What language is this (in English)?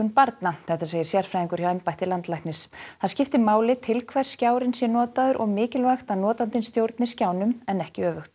Icelandic